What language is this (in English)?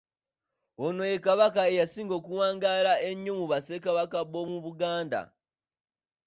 Ganda